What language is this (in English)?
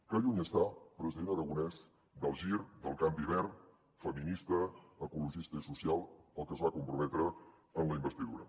Catalan